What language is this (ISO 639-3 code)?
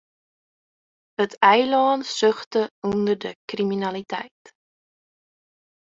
fry